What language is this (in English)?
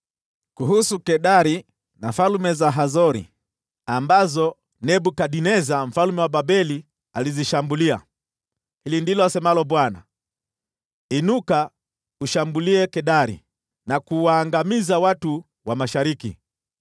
Swahili